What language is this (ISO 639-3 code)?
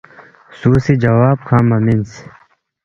bft